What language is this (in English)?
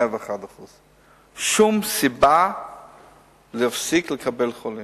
Hebrew